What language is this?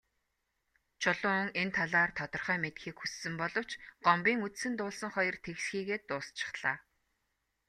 Mongolian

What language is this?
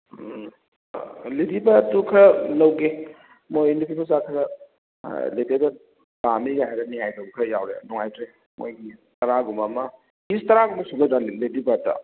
Manipuri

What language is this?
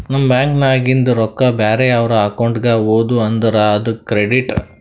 Kannada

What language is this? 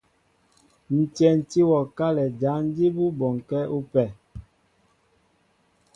Mbo (Cameroon)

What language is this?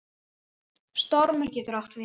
Icelandic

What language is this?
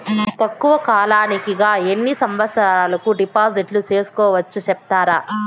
Telugu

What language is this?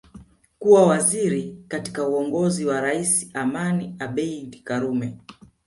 Swahili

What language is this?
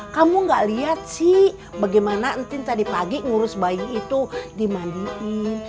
Indonesian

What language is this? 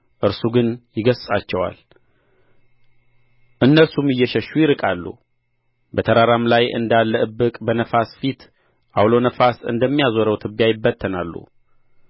Amharic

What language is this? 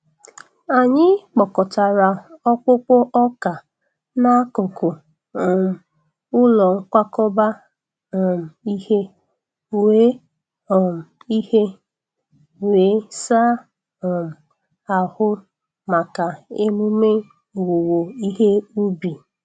Igbo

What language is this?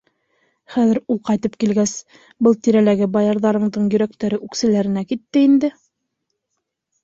Bashkir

